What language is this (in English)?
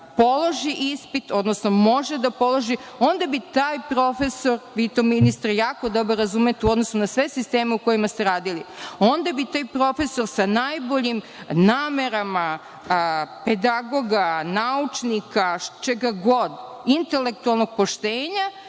Serbian